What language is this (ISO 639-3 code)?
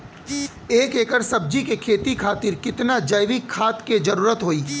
bho